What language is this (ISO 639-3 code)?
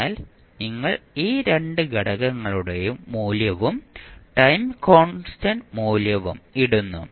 mal